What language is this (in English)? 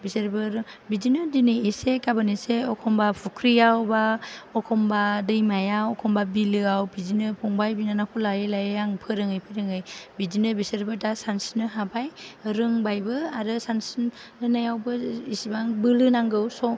Bodo